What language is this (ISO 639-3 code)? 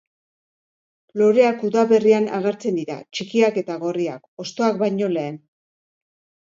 eus